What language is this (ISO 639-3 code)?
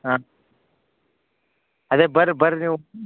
kan